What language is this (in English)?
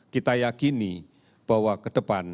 Indonesian